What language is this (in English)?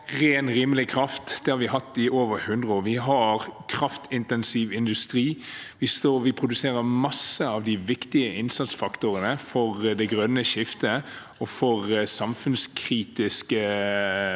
Norwegian